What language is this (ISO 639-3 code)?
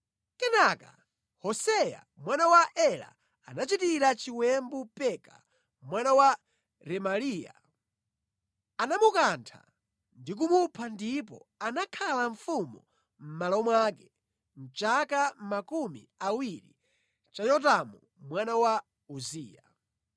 nya